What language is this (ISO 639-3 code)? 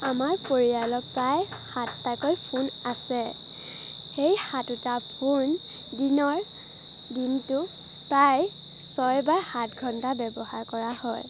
asm